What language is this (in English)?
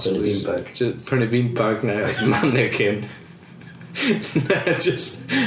Welsh